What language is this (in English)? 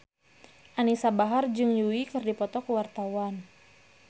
Sundanese